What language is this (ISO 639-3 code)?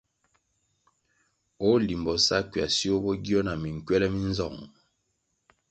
nmg